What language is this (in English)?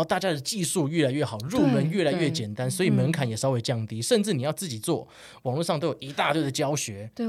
Chinese